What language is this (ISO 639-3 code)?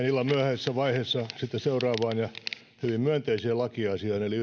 fin